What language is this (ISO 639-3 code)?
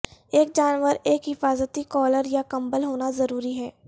urd